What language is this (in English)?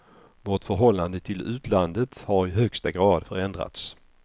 Swedish